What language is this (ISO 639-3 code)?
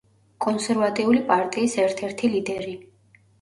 kat